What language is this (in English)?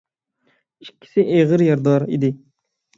Uyghur